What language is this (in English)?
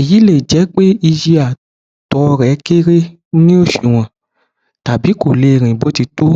Yoruba